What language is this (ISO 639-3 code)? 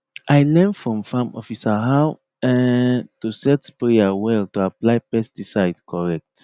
pcm